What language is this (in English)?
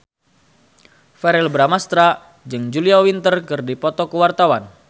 Sundanese